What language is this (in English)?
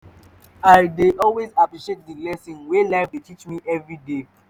Nigerian Pidgin